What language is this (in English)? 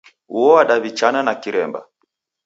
Taita